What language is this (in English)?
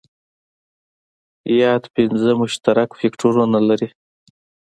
Pashto